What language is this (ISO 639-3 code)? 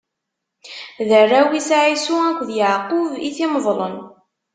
kab